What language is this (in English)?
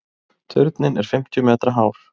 Icelandic